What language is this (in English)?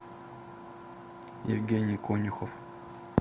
Russian